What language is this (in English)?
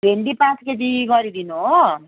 Nepali